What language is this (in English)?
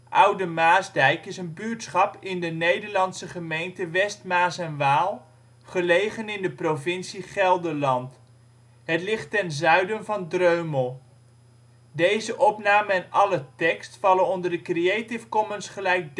Dutch